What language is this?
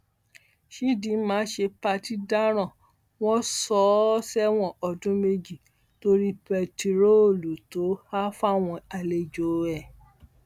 Yoruba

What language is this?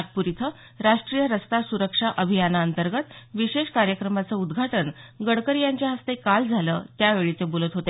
Marathi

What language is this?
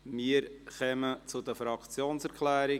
Swiss German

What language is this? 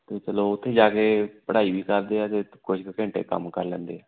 Punjabi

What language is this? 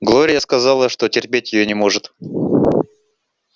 Russian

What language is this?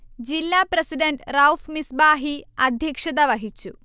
Malayalam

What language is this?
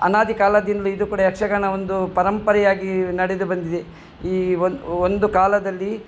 Kannada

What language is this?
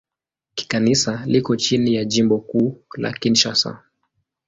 Swahili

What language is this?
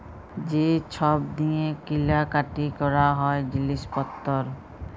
Bangla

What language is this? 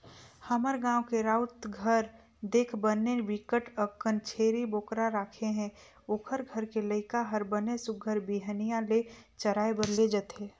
Chhattisgarhi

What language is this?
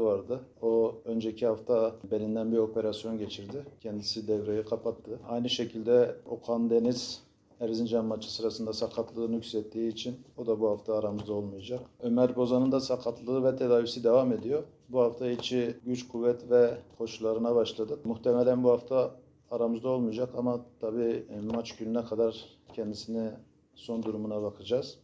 Turkish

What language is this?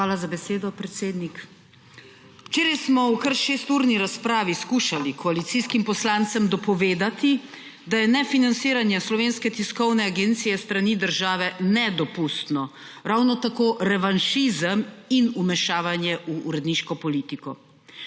Slovenian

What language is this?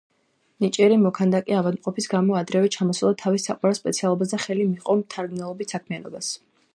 Georgian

